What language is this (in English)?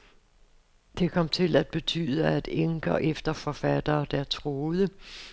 Danish